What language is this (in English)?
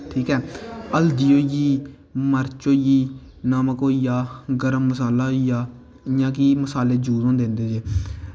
Dogri